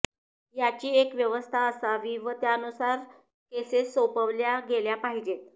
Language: Marathi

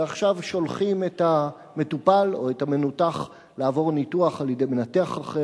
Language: Hebrew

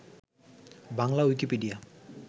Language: Bangla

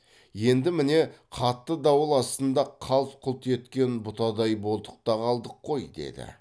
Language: Kazakh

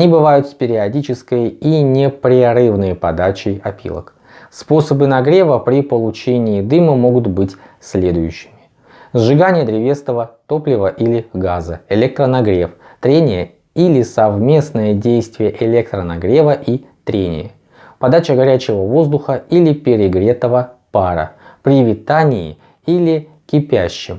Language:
Russian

